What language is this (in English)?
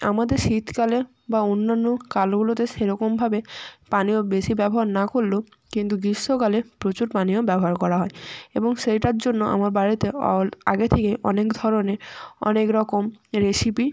Bangla